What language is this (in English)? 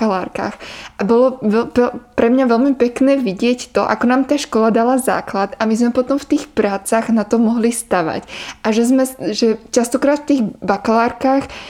Czech